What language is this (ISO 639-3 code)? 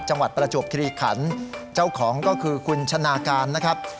tha